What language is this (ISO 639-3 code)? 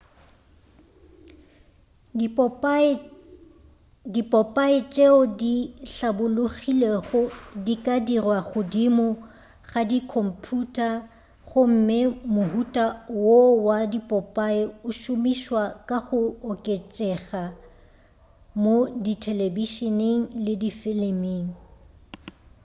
nso